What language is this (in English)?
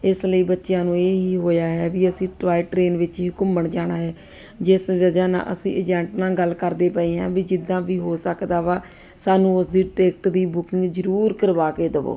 Punjabi